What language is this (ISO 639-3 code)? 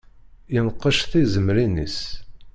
kab